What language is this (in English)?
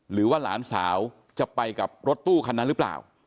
Thai